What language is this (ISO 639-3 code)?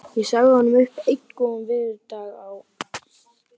isl